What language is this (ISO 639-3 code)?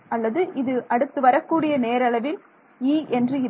tam